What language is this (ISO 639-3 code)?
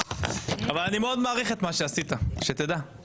heb